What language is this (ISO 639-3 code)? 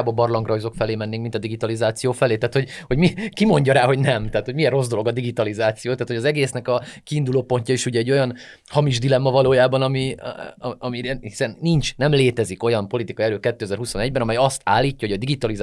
hun